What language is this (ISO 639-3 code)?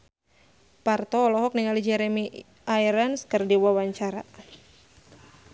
sun